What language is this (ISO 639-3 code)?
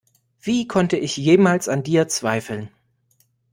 deu